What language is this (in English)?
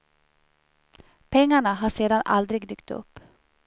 Swedish